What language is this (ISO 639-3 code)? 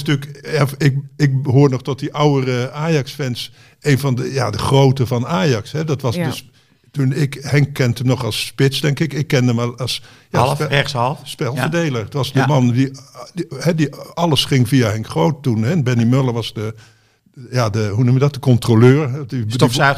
nld